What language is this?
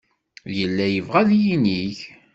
Kabyle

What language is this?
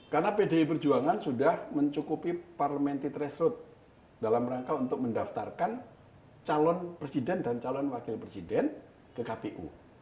Indonesian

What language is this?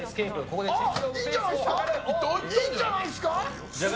Japanese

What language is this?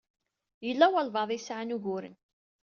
Kabyle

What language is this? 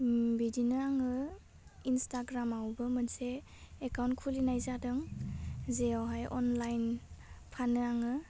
Bodo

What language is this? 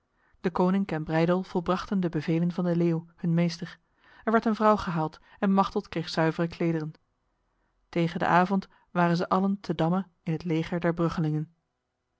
Dutch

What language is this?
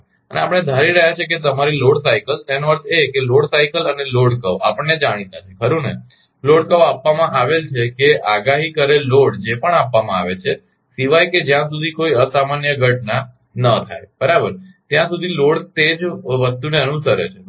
Gujarati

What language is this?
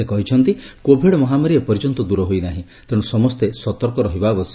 Odia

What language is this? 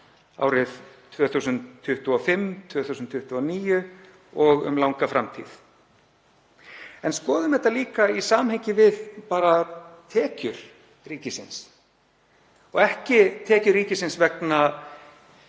Icelandic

